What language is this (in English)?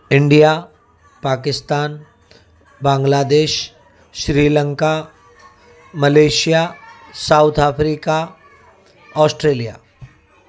Sindhi